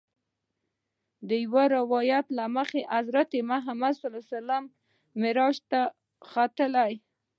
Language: Pashto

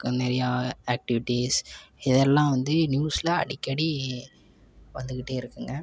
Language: Tamil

